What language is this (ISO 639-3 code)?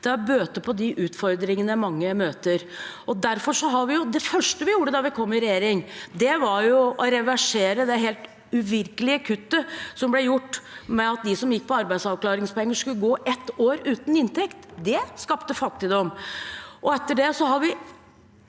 nor